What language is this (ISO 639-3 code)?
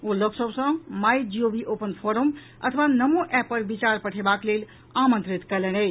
mai